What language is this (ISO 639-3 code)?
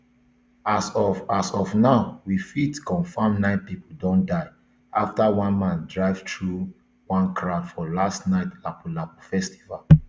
pcm